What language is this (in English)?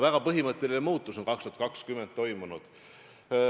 Estonian